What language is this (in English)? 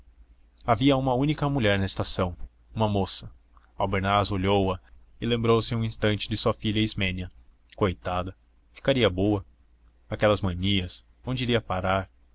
Portuguese